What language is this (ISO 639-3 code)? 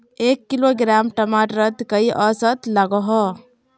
mag